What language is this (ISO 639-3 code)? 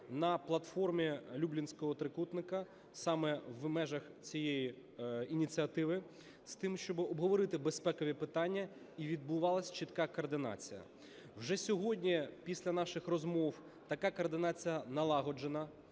ukr